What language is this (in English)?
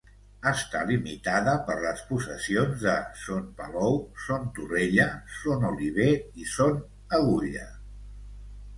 Catalan